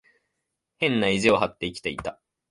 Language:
Japanese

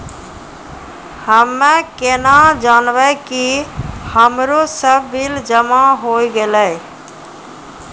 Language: Maithili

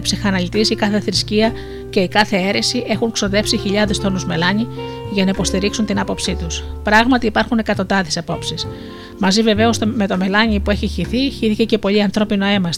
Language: Greek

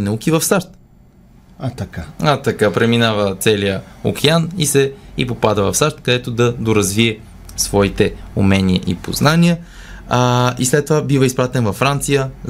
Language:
Bulgarian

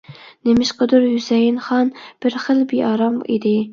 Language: Uyghur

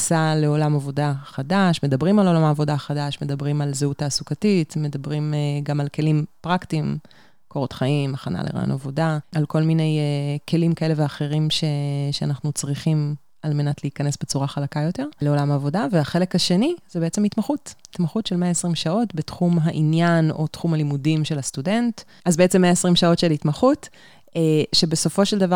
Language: Hebrew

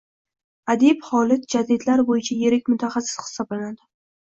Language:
Uzbek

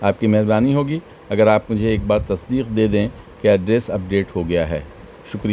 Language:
Urdu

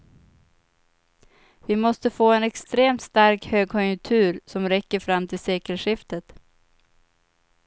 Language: Swedish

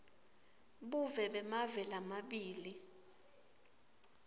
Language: Swati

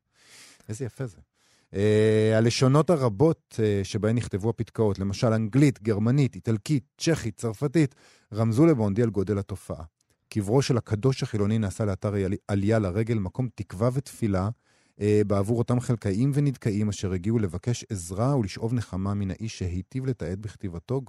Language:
Hebrew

